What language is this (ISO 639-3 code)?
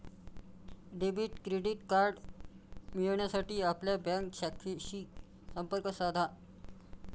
mar